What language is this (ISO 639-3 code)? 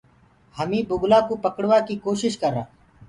ggg